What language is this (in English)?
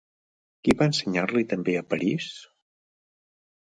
Catalan